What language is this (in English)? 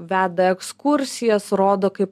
Lithuanian